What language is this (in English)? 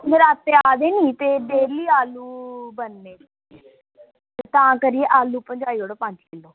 Dogri